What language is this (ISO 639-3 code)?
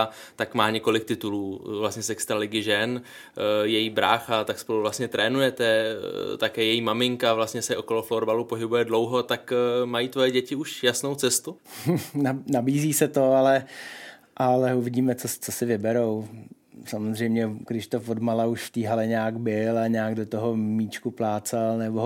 ces